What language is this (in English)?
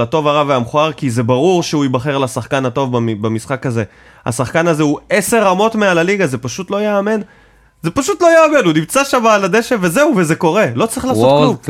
Hebrew